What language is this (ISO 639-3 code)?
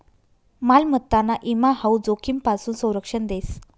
mar